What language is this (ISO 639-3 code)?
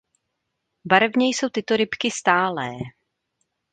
ces